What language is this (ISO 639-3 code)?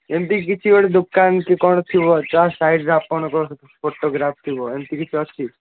ori